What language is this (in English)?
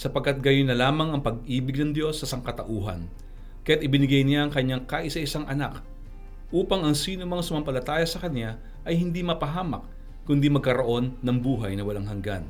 Filipino